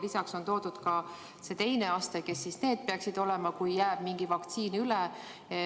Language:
Estonian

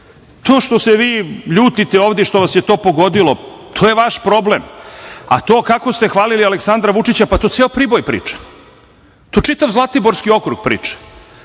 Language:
Serbian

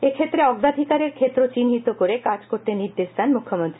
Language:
Bangla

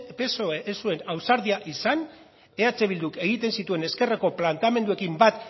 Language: Basque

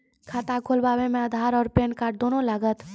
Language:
Maithili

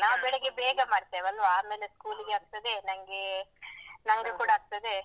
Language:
Kannada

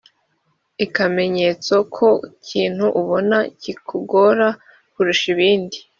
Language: Kinyarwanda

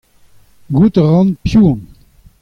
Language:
Breton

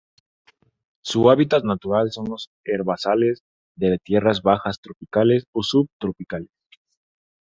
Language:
Spanish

